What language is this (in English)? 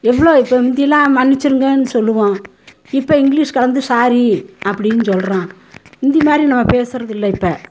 Tamil